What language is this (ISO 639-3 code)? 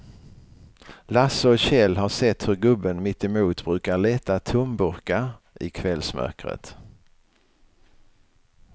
swe